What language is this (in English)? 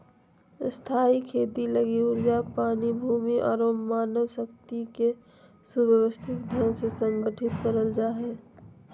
Magahi